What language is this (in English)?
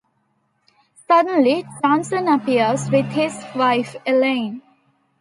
English